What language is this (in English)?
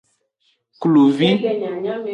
Aja (Benin)